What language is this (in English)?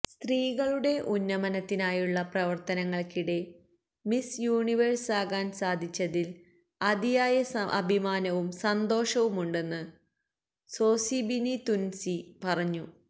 Malayalam